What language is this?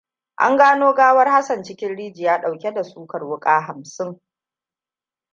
Hausa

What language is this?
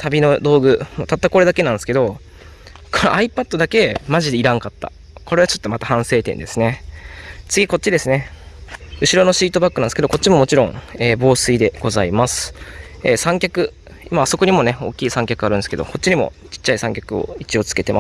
Japanese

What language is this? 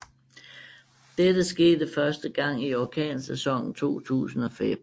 Danish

